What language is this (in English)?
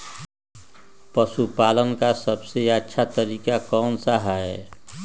Magahi